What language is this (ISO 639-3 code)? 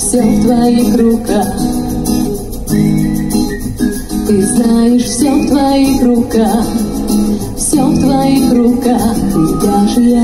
rus